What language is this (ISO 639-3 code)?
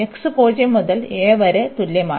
mal